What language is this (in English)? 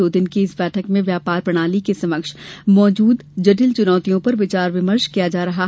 Hindi